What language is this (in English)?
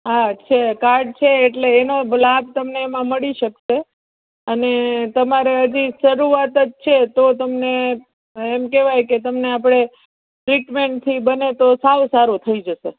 Gujarati